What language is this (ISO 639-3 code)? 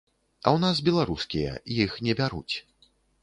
bel